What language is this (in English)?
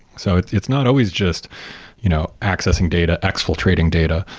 English